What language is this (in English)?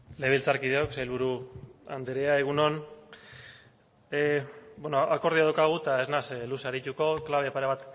Basque